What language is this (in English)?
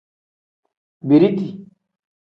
Tem